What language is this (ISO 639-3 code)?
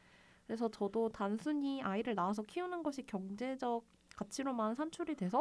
kor